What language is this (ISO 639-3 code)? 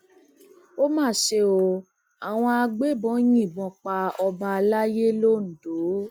yor